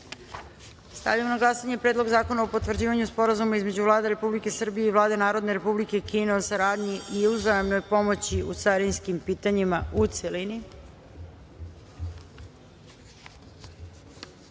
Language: Serbian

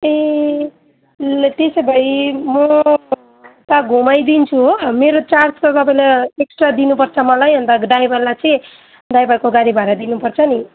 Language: Nepali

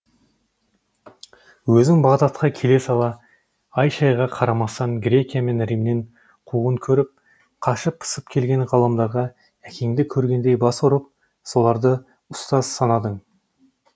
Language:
Kazakh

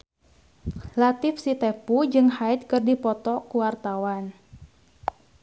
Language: Sundanese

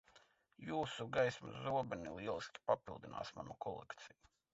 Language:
Latvian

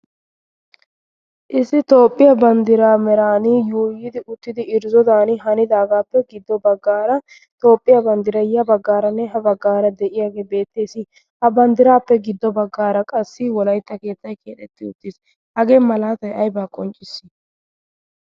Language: Wolaytta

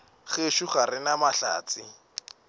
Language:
Northern Sotho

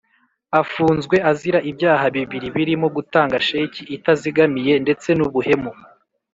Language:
Kinyarwanda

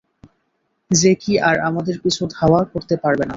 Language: Bangla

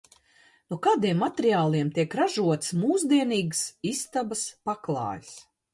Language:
Latvian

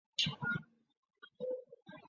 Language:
Chinese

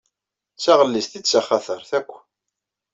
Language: Kabyle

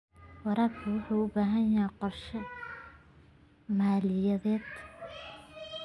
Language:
Somali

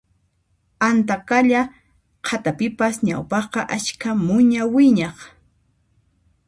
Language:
Puno Quechua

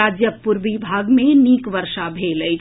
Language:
Maithili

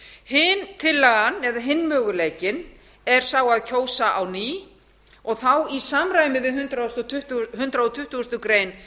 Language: Icelandic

